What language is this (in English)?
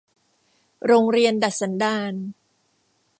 Thai